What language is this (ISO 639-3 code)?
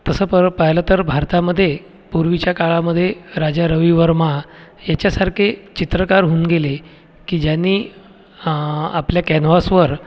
mar